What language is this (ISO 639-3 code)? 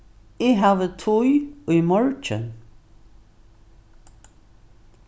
fao